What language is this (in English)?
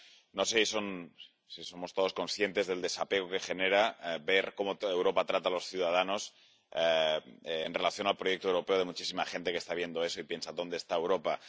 Spanish